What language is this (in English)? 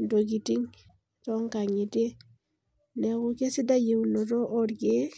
Masai